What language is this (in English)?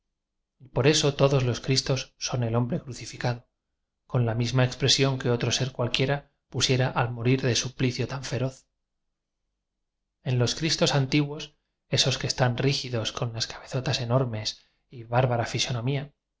Spanish